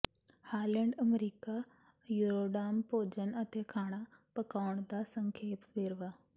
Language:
Punjabi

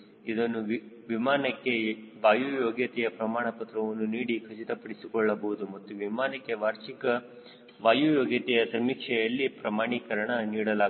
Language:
Kannada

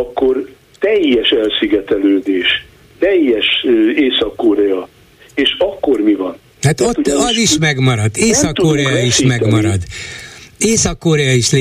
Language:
Hungarian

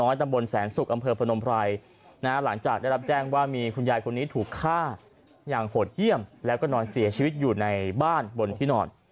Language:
Thai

